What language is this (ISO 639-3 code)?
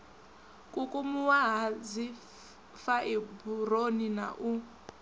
ven